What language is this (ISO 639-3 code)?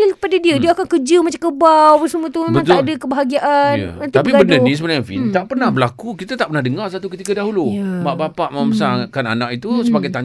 msa